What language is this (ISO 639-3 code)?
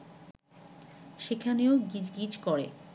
ben